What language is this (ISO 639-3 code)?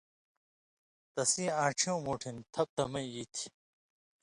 mvy